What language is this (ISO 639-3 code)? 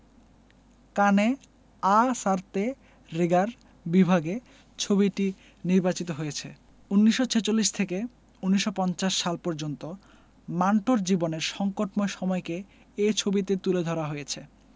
ben